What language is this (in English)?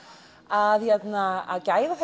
Icelandic